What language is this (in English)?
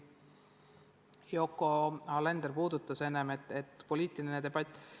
Estonian